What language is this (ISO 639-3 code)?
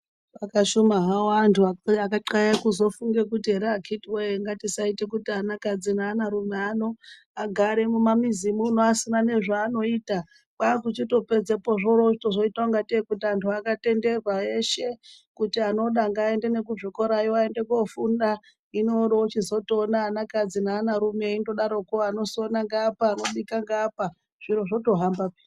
ndc